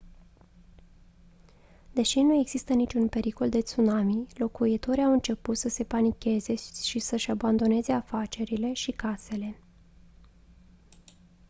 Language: Romanian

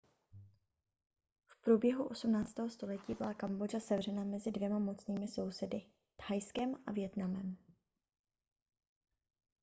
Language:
Czech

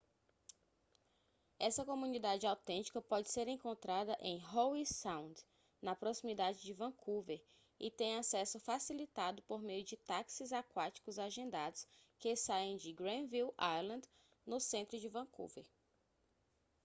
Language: Portuguese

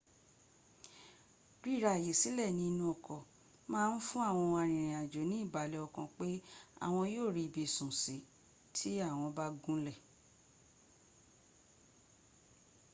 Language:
Yoruba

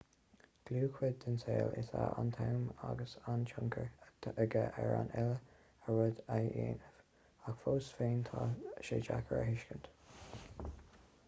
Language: Irish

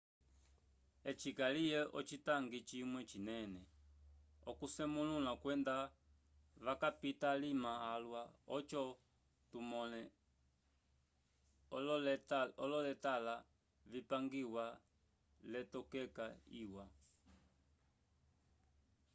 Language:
Umbundu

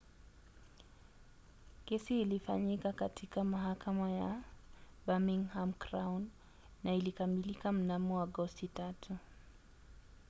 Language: Swahili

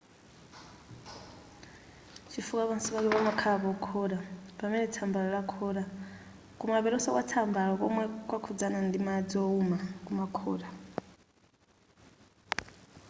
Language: Nyanja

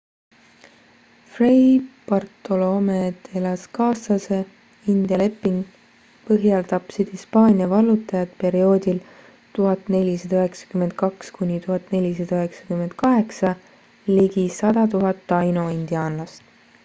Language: Estonian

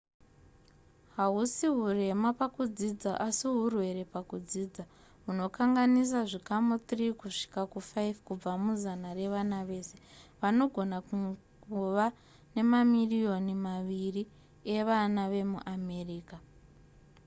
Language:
Shona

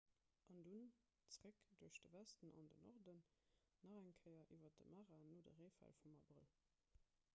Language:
Luxembourgish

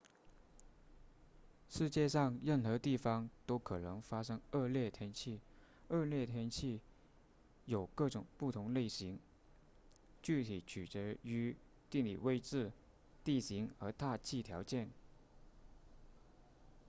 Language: Chinese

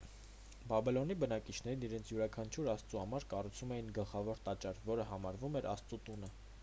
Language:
Armenian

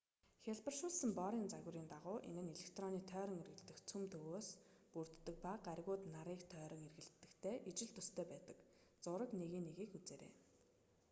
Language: Mongolian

